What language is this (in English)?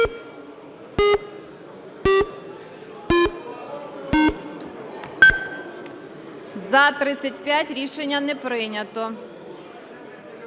Ukrainian